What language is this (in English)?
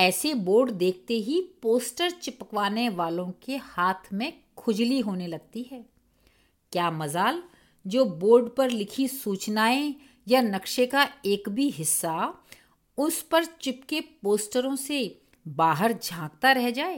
Hindi